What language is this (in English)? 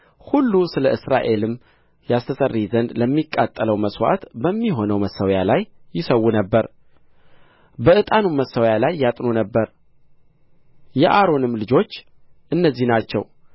Amharic